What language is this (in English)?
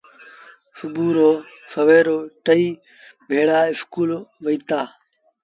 Sindhi Bhil